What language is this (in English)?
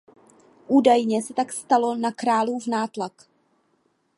Czech